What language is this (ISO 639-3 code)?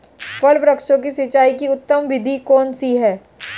hin